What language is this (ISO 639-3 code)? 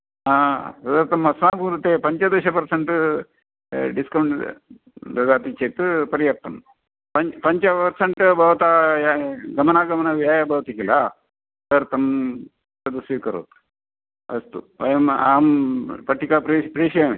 san